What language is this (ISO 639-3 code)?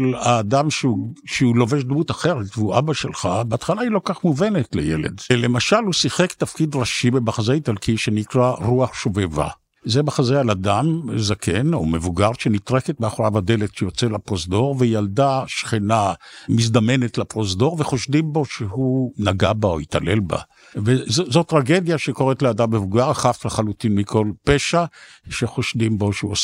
heb